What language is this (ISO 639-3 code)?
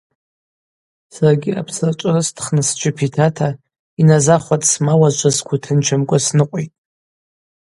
abq